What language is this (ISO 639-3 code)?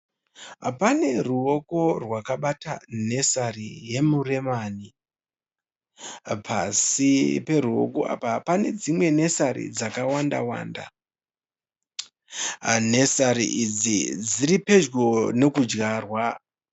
sna